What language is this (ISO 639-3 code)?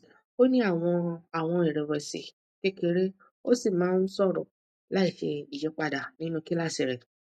yor